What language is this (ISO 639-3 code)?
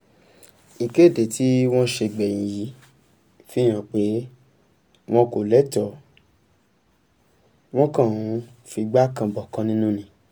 yor